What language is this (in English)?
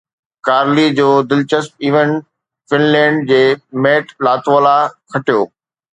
Sindhi